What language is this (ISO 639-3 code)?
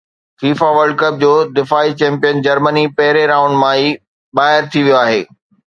snd